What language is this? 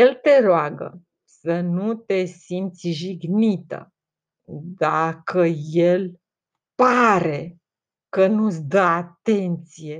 Romanian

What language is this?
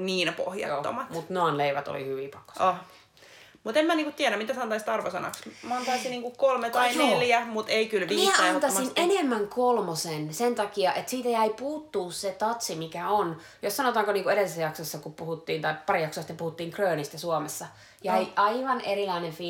Finnish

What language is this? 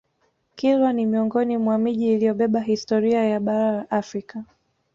Swahili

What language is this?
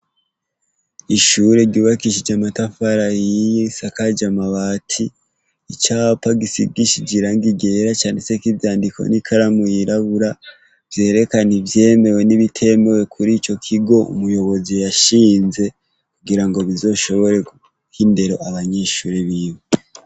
Rundi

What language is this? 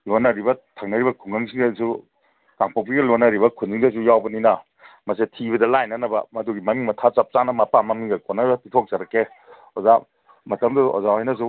Manipuri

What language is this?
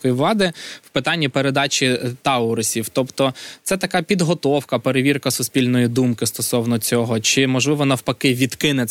Ukrainian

